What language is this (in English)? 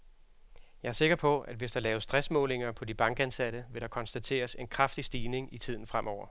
Danish